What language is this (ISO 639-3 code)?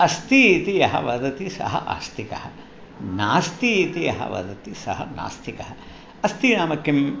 san